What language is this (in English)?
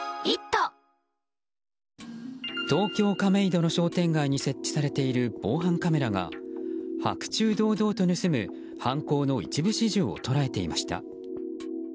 Japanese